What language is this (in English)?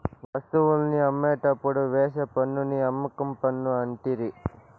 Telugu